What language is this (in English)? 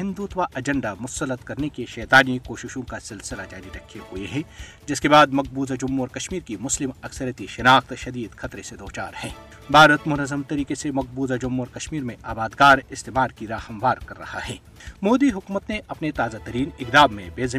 Urdu